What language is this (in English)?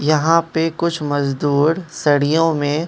Hindi